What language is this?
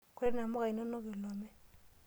Masai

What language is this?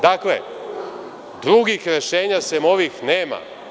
Serbian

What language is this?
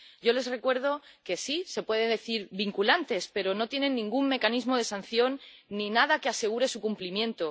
Spanish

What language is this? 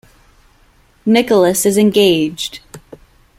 English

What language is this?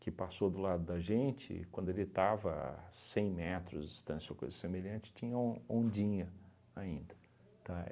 Portuguese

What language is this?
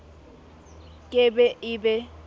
Southern Sotho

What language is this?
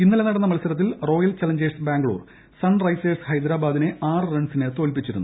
Malayalam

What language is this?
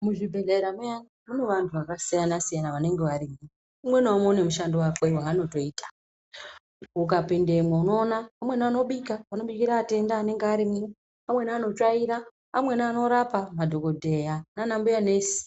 Ndau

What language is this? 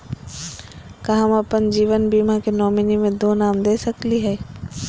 Magahi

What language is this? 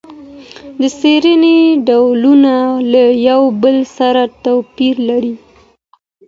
Pashto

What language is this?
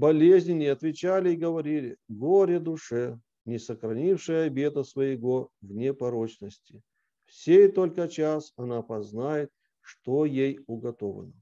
Russian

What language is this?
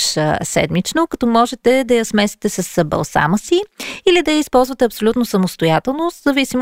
Bulgarian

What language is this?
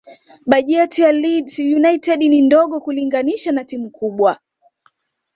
Swahili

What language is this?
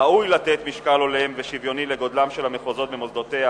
Hebrew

